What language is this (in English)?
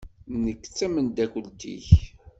Kabyle